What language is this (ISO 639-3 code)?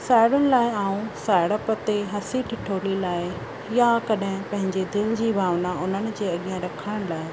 snd